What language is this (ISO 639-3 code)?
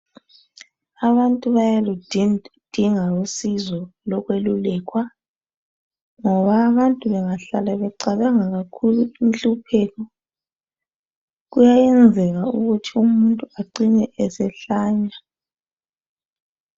nde